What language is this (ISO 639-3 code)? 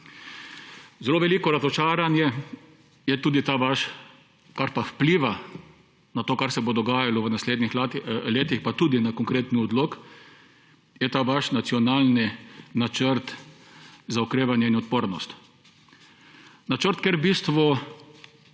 slv